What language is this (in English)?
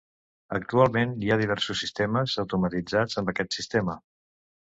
Catalan